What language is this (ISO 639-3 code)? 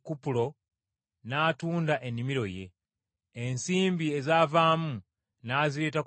lug